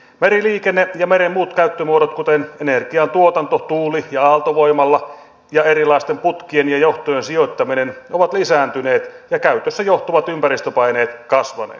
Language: Finnish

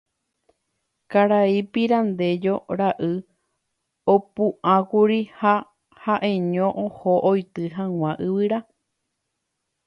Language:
Guarani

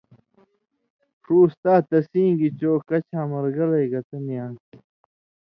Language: Indus Kohistani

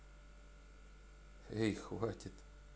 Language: Russian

